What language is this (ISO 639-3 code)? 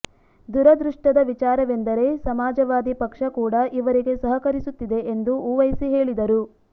kan